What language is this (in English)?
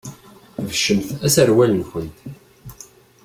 Kabyle